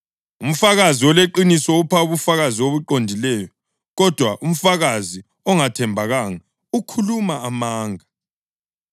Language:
North Ndebele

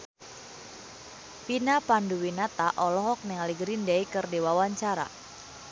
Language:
Sundanese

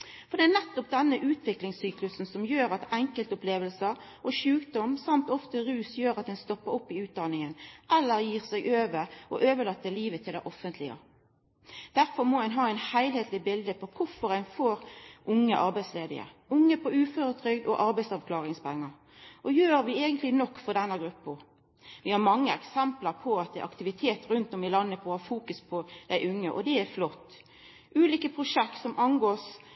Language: Norwegian Nynorsk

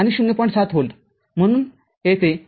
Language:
Marathi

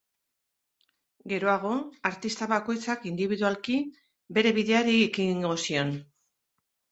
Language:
Basque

